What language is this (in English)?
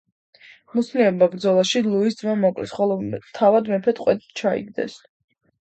Georgian